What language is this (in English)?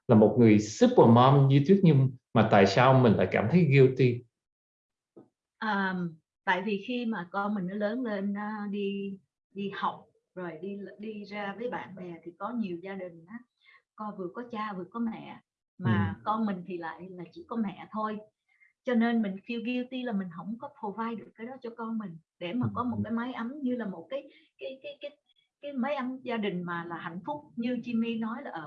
Vietnamese